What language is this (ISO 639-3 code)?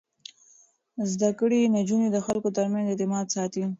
pus